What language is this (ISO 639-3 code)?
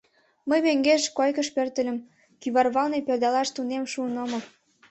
chm